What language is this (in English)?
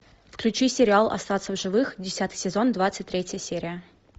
Russian